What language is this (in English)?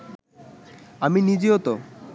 Bangla